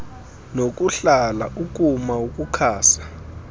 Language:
Xhosa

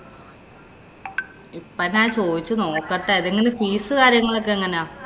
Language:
Malayalam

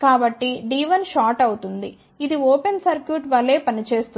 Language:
Telugu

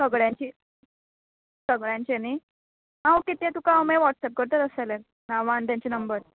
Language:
Konkani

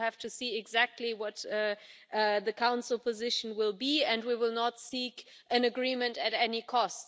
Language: English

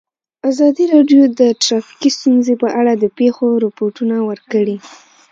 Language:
Pashto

